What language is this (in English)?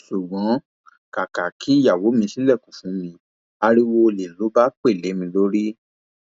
Yoruba